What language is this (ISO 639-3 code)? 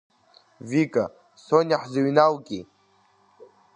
abk